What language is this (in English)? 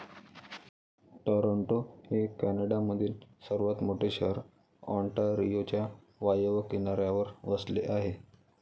Marathi